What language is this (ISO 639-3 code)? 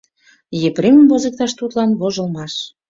chm